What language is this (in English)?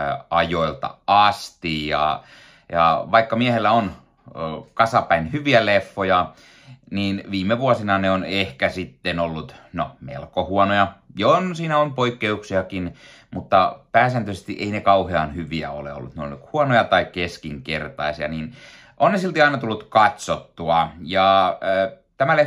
Finnish